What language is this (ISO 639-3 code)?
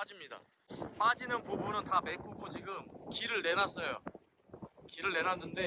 kor